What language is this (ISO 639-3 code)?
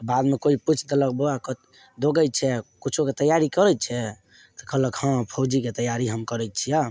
mai